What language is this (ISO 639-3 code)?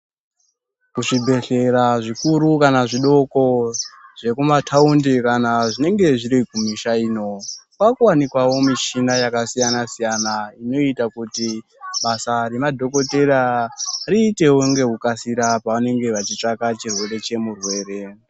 ndc